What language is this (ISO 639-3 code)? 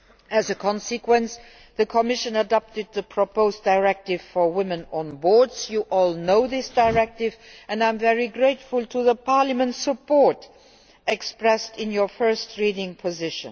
eng